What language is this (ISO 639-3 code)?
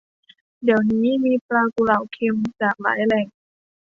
tha